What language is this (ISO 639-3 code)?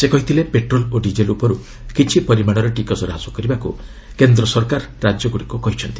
ori